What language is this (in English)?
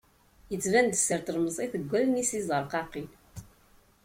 Kabyle